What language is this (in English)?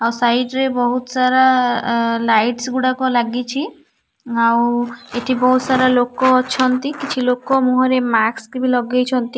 Odia